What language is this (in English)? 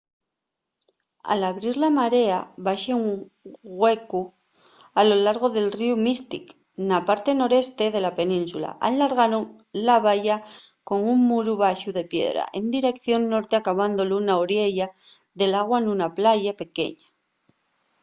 Asturian